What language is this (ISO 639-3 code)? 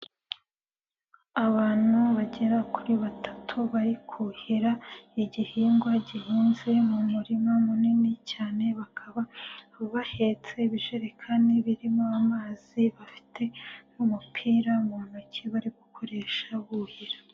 kin